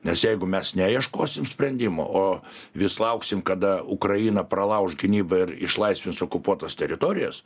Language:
Lithuanian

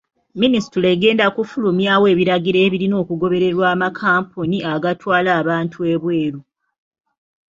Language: Ganda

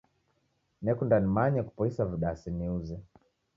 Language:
Taita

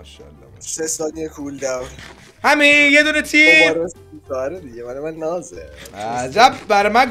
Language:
Persian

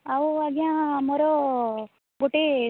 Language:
Odia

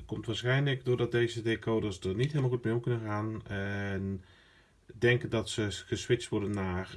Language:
Dutch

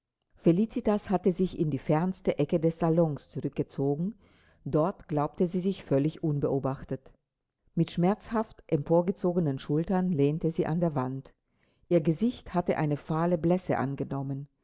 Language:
German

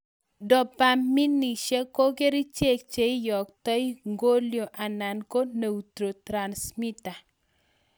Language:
Kalenjin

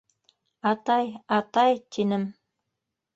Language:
Bashkir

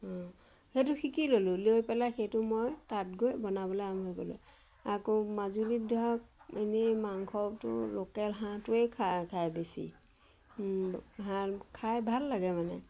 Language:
Assamese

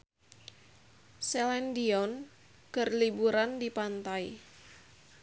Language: Sundanese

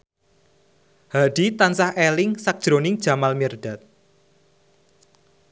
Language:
Javanese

